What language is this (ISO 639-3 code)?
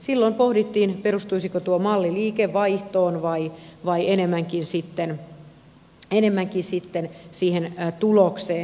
fin